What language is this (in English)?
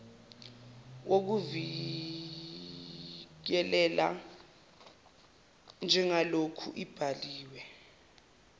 Zulu